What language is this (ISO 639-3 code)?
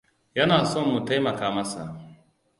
hau